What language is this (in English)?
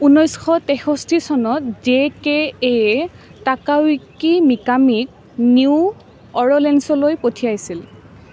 Assamese